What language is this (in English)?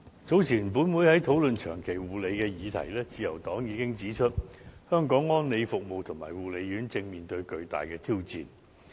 Cantonese